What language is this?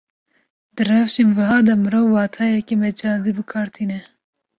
Kurdish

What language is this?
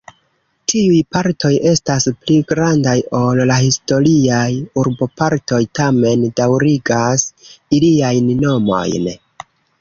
Esperanto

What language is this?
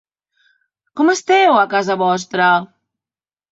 Catalan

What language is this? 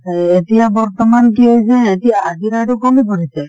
Assamese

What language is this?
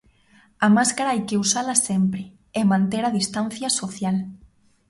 Galician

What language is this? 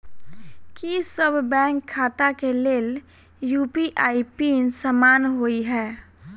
Maithili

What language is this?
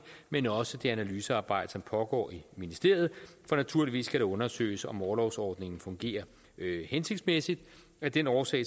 Danish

